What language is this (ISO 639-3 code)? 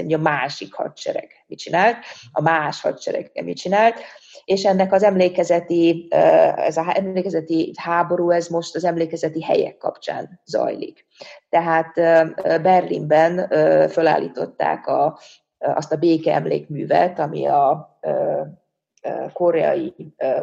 hun